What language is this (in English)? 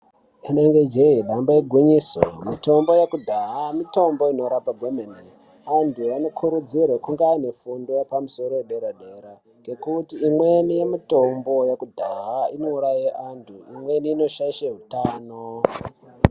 Ndau